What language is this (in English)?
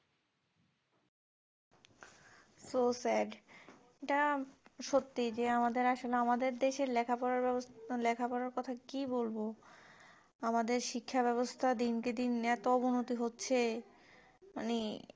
Bangla